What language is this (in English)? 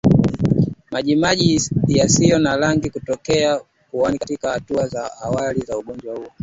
Swahili